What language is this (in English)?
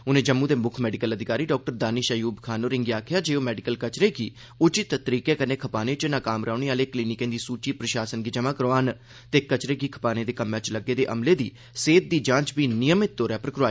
Dogri